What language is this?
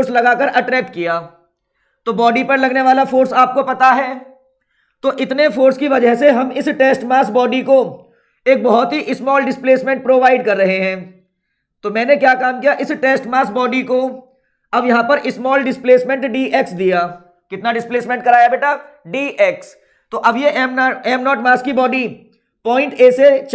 Hindi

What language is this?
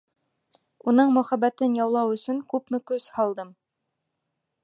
Bashkir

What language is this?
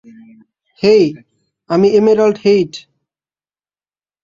Bangla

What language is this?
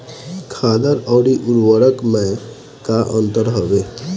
Bhojpuri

